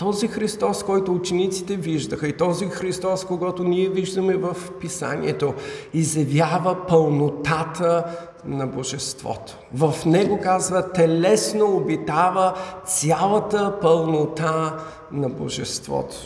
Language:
Bulgarian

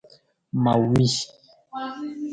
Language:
Nawdm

